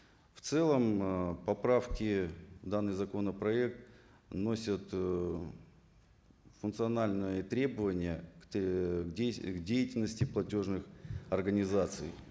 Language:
Kazakh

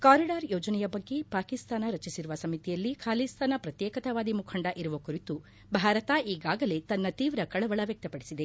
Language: Kannada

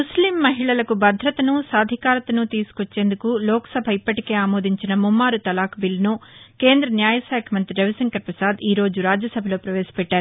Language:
Telugu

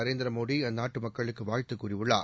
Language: Tamil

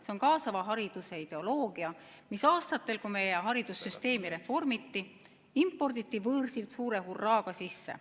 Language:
Estonian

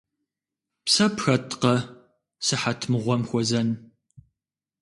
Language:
Kabardian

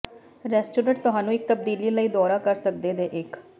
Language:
Punjabi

